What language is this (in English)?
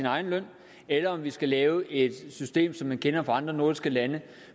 Danish